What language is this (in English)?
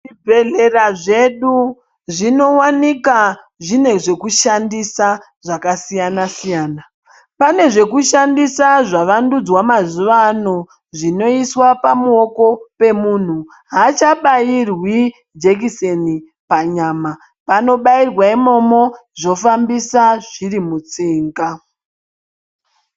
Ndau